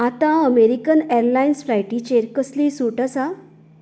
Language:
Konkani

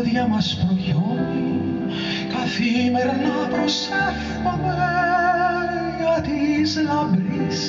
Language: Greek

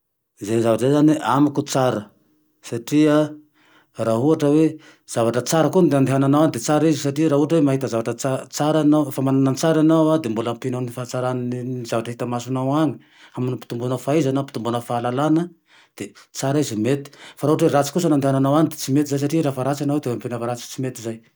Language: Tandroy-Mahafaly Malagasy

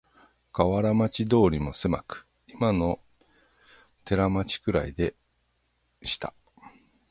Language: Japanese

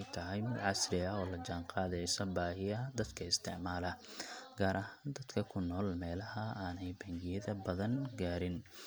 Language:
Somali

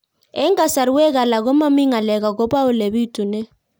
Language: Kalenjin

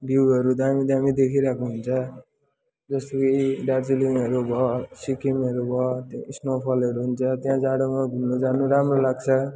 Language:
Nepali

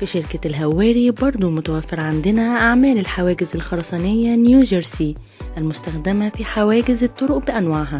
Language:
Arabic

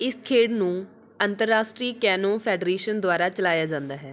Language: Punjabi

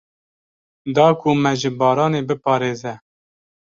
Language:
Kurdish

